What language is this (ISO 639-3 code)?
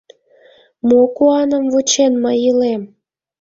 chm